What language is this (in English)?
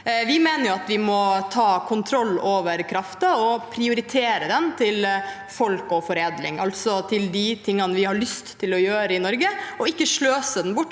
Norwegian